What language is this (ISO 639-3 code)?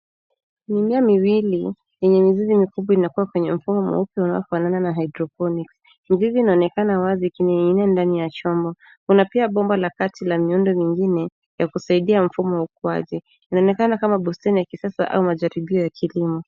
swa